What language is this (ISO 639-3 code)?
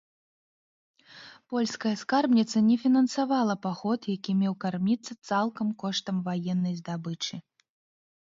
bel